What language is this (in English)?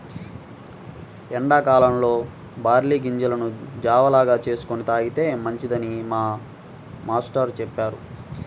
Telugu